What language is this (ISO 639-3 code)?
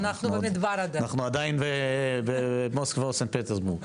heb